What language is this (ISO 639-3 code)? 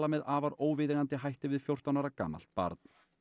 isl